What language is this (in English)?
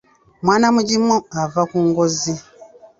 Ganda